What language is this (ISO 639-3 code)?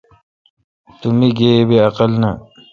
xka